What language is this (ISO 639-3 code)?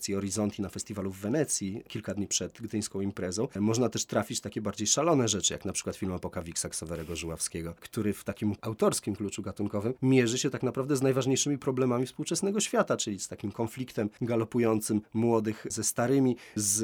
pol